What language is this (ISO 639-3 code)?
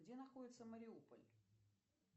rus